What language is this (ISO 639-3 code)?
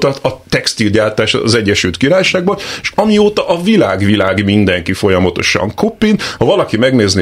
hun